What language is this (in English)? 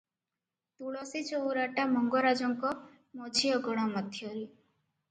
Odia